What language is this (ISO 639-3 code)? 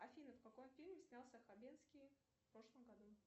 rus